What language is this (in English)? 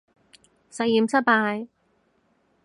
Cantonese